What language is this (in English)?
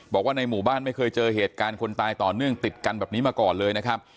Thai